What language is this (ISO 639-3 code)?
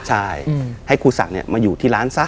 tha